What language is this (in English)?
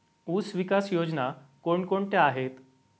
Marathi